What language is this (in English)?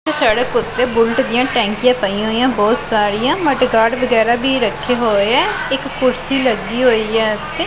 Punjabi